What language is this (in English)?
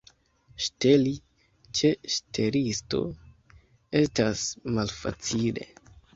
Esperanto